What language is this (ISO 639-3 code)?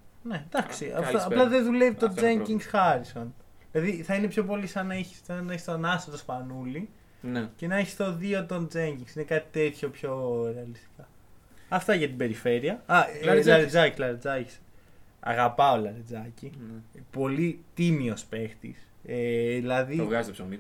ell